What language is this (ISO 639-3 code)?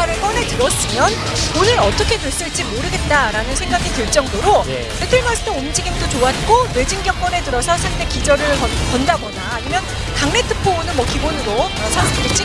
kor